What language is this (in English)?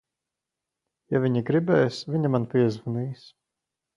Latvian